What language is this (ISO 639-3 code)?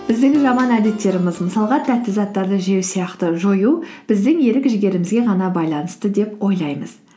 kaz